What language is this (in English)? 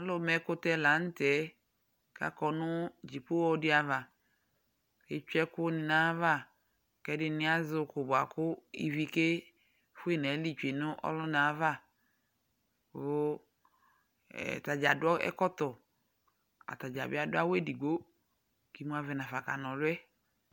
Ikposo